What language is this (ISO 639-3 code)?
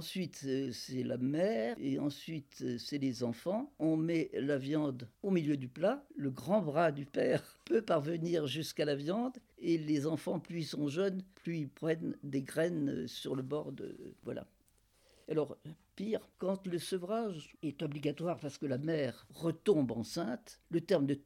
fra